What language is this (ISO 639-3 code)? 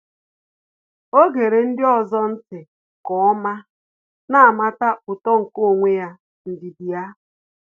ibo